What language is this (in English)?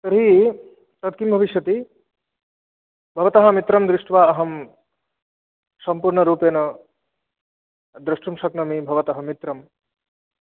Sanskrit